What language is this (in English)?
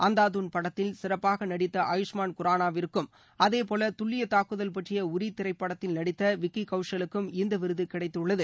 Tamil